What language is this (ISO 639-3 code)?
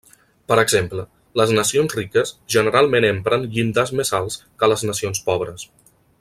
cat